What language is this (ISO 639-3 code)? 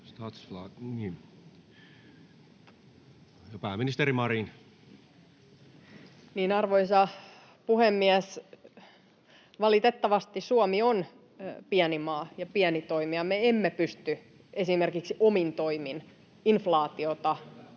fin